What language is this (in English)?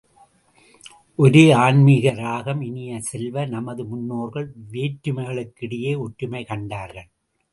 Tamil